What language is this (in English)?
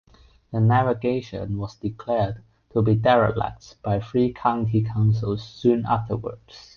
English